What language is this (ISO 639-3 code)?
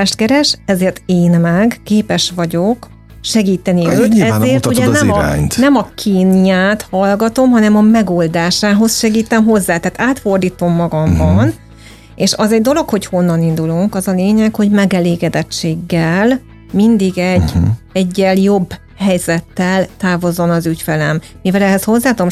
hun